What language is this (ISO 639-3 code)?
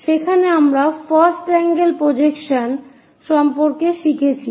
ben